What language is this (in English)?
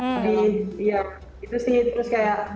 Indonesian